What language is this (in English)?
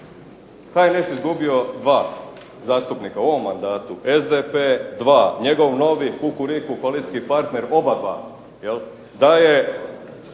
Croatian